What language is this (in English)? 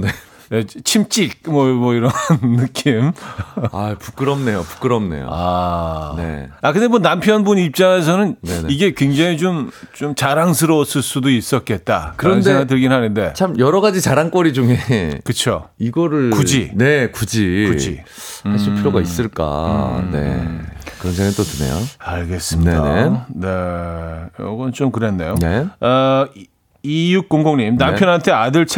Korean